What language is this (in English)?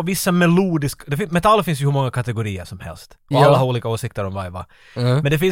Swedish